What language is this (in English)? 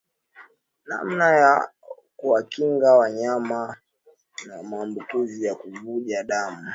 Swahili